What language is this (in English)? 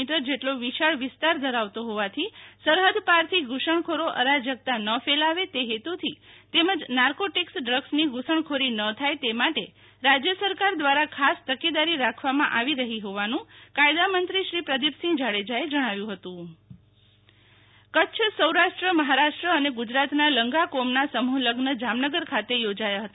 Gujarati